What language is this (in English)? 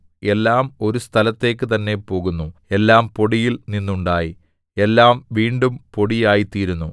Malayalam